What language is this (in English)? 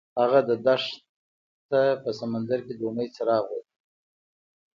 Pashto